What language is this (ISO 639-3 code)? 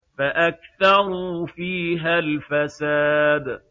ara